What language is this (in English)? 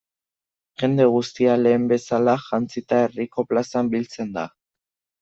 Basque